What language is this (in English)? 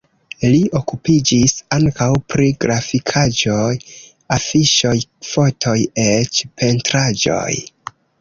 Esperanto